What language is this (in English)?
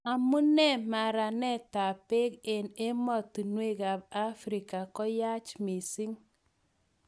Kalenjin